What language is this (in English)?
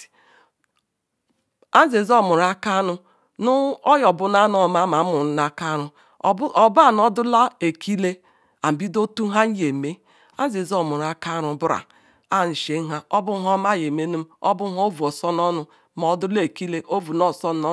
Ikwere